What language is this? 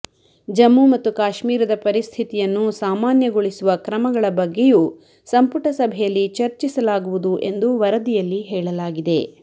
Kannada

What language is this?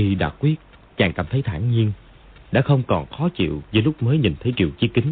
Vietnamese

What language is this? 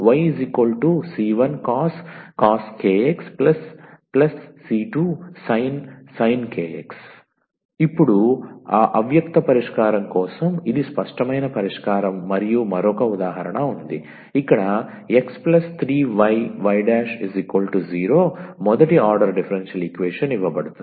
Telugu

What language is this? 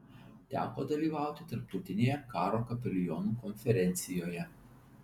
Lithuanian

